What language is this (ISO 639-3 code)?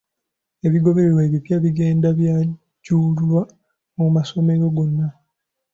lug